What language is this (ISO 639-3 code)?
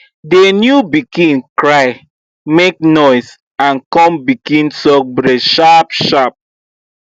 pcm